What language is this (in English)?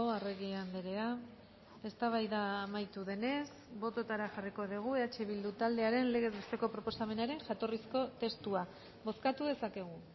Basque